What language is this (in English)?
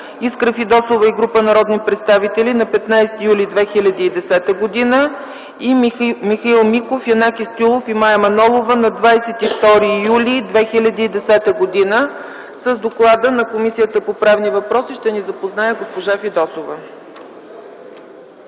Bulgarian